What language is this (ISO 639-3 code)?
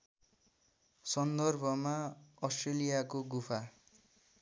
nep